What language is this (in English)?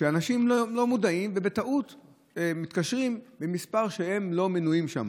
Hebrew